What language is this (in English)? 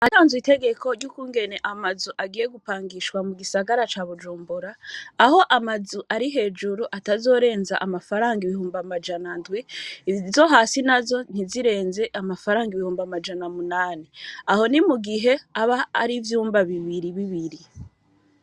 Rundi